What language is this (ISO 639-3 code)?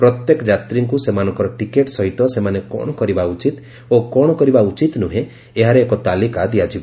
ori